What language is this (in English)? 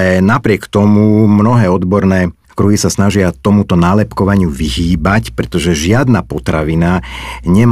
Slovak